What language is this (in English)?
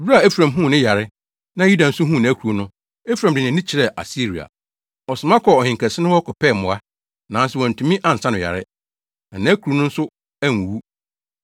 Akan